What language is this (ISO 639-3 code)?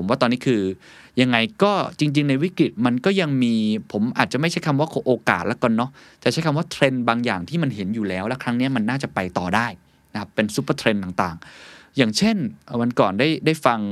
tha